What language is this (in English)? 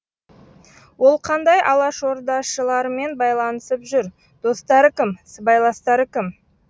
Kazakh